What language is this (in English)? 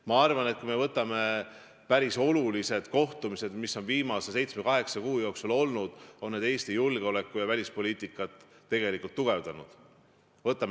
Estonian